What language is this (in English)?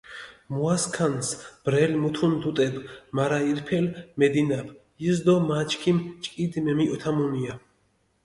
Mingrelian